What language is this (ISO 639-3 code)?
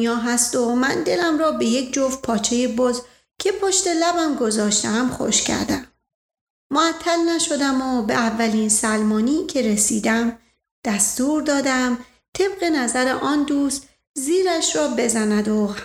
fas